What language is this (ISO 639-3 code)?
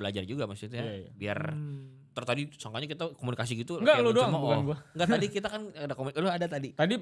ind